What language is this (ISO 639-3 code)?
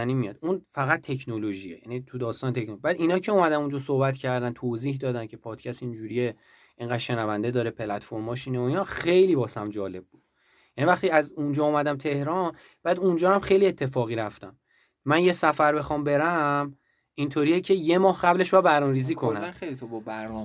fas